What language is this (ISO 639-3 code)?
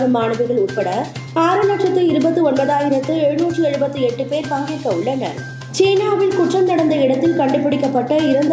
tam